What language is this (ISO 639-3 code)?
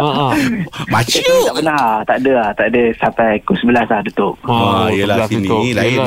msa